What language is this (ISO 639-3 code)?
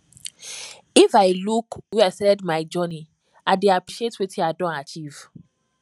pcm